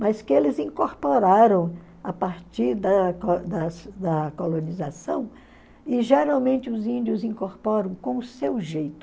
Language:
Portuguese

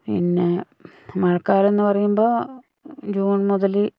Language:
Malayalam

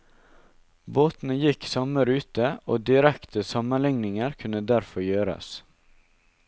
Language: Norwegian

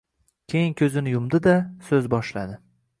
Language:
Uzbek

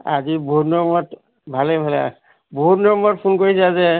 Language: Assamese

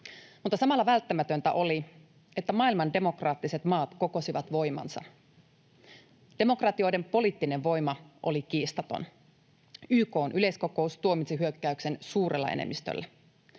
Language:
Finnish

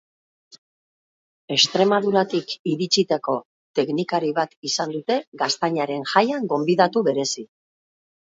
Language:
Basque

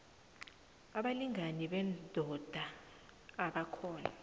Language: South Ndebele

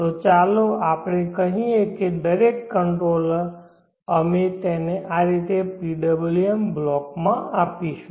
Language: Gujarati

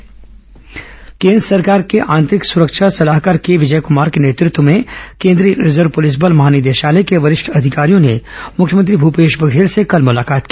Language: Hindi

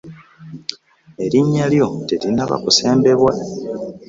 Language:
Ganda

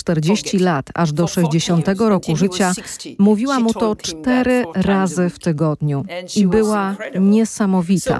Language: Polish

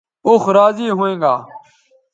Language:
Bateri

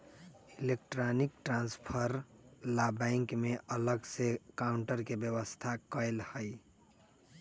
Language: Magahi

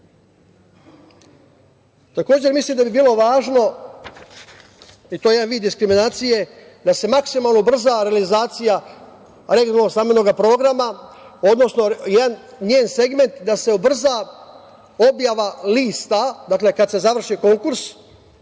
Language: Serbian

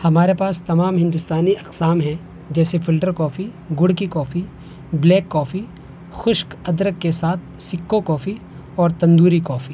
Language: Urdu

